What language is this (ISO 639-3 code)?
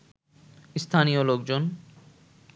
ben